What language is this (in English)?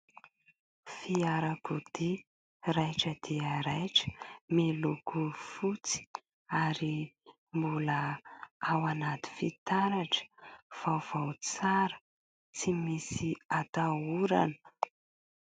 Malagasy